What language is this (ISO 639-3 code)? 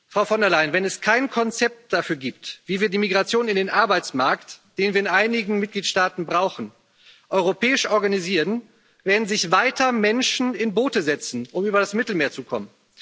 deu